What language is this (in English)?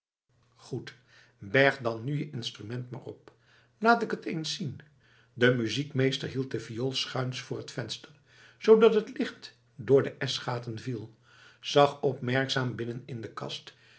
Dutch